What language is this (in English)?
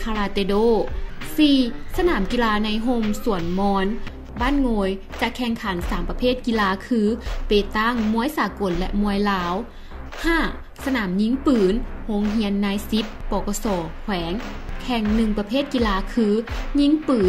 Thai